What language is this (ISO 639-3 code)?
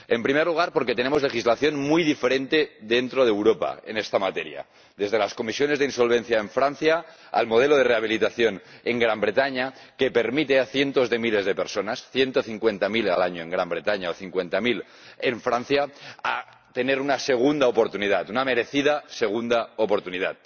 spa